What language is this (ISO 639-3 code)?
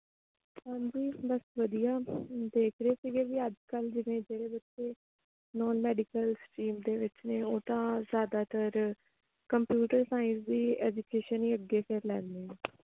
pan